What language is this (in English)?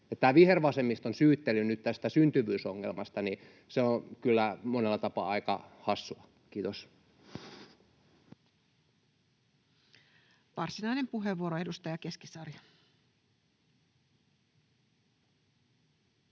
Finnish